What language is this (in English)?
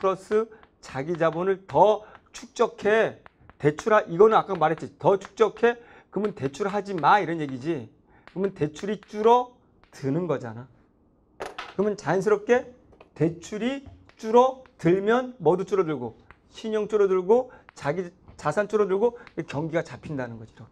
Korean